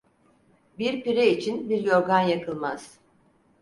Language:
Turkish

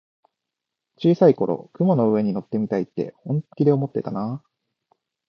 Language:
Japanese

